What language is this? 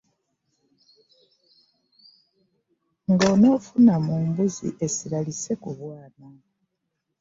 Ganda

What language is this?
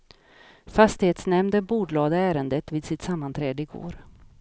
Swedish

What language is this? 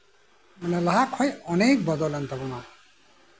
Santali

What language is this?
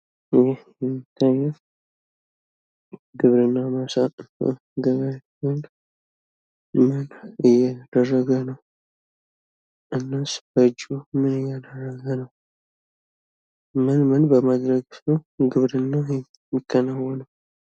Amharic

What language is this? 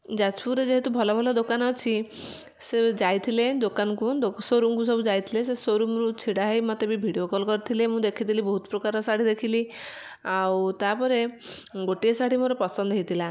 Odia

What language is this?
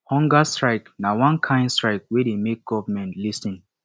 Nigerian Pidgin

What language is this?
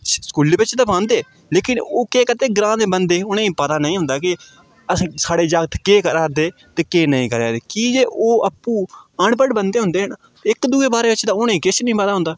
Dogri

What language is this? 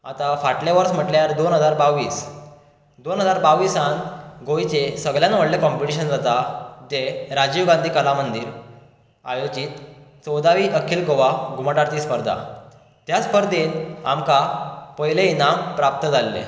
Konkani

